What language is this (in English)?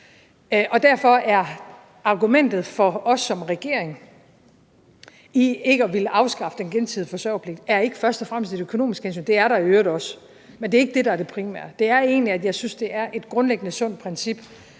Danish